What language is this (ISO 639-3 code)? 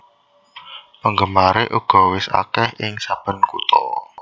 jav